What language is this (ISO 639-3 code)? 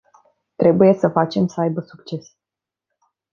ron